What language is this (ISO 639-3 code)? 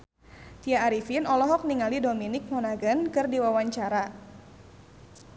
sun